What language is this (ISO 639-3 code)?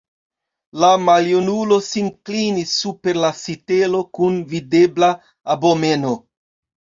epo